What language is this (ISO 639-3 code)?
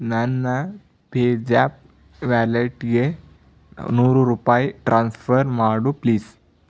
kan